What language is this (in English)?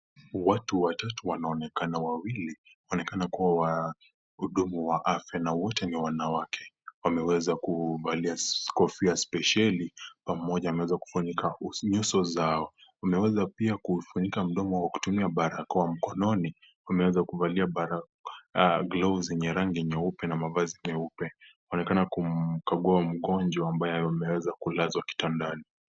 Swahili